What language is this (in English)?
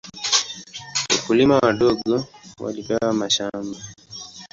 Swahili